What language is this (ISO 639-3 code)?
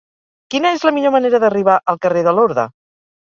cat